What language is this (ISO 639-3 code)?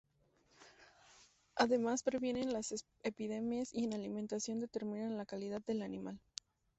spa